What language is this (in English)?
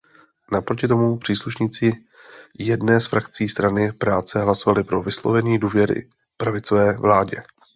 Czech